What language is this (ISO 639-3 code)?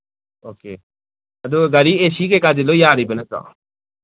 mni